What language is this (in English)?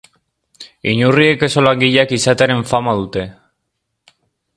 Basque